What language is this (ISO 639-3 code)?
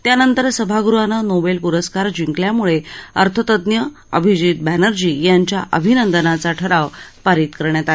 mar